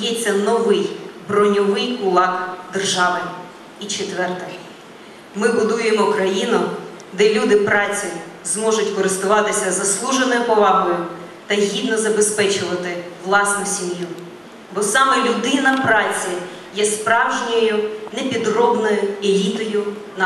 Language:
Ukrainian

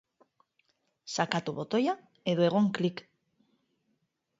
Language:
Basque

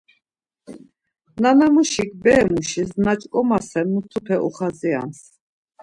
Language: Laz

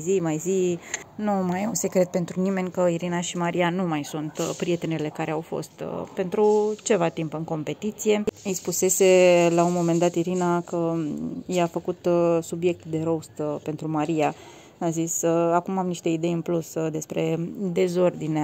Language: Romanian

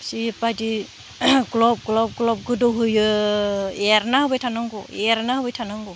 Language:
Bodo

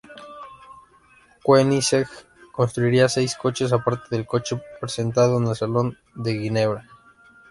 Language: Spanish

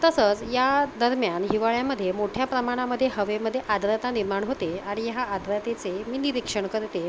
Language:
Marathi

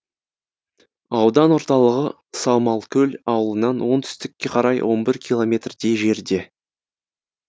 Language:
Kazakh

